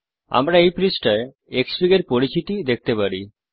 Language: Bangla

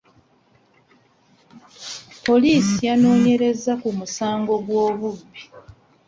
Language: Ganda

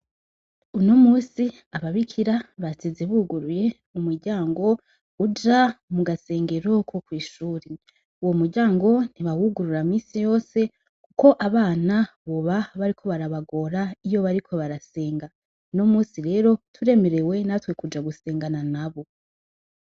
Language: Rundi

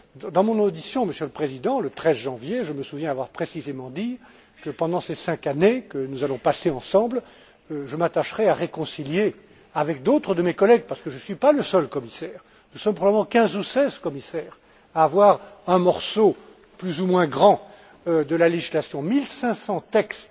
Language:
French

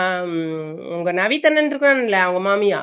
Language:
Tamil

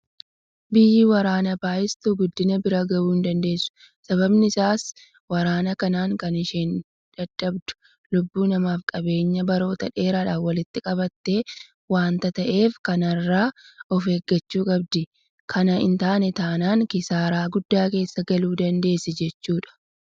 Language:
Oromo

